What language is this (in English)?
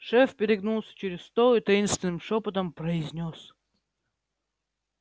Russian